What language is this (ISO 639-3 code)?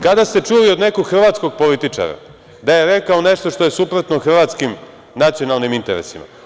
srp